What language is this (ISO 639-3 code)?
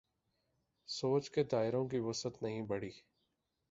urd